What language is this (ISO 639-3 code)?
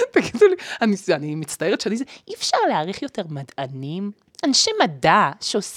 heb